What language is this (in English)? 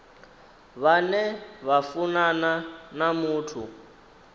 Venda